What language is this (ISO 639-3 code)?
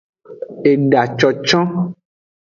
ajg